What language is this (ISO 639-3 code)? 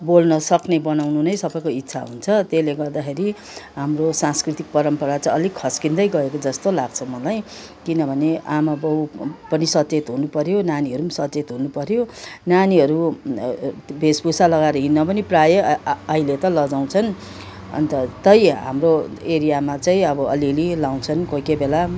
nep